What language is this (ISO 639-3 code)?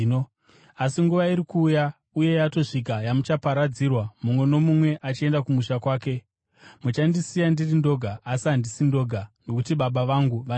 sna